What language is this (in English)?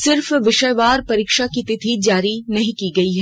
Hindi